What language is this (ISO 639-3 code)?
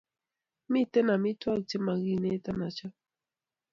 kln